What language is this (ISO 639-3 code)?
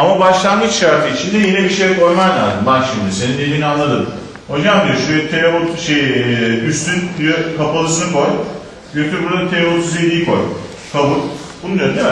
tur